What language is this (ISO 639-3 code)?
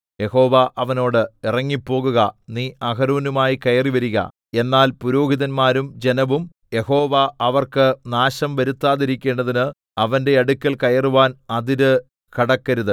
mal